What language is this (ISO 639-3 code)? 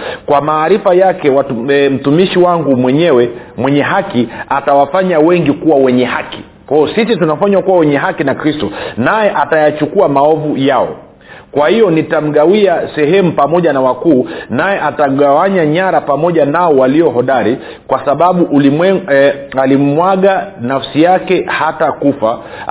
swa